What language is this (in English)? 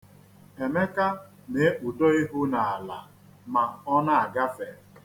Igbo